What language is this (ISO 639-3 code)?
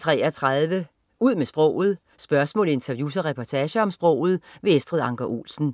dan